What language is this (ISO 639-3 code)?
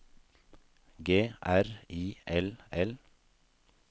nor